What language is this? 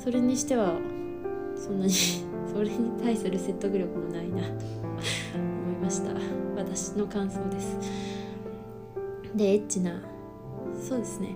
Japanese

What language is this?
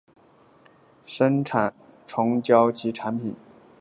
Chinese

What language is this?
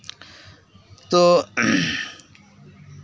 Santali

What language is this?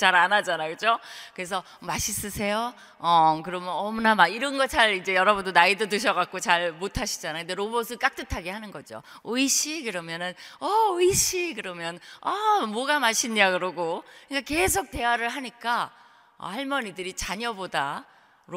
Korean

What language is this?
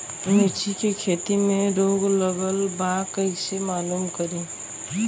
Bhojpuri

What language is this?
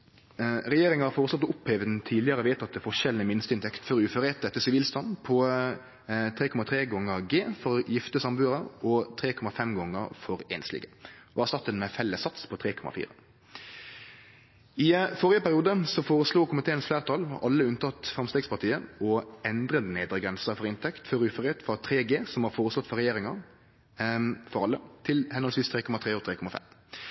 Norwegian Nynorsk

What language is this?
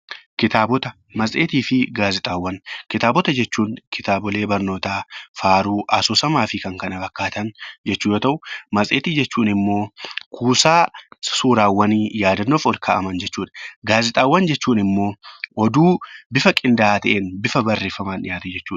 Oromo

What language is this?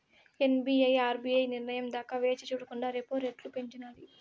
Telugu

